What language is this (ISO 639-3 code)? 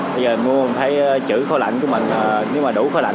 vie